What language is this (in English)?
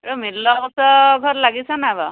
Assamese